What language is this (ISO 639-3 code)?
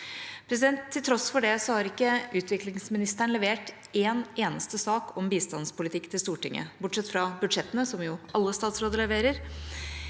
nor